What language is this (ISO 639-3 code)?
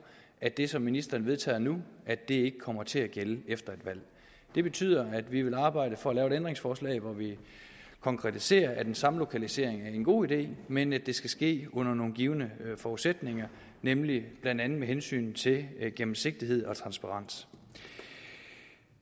dan